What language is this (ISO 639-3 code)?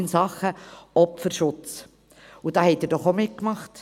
gsw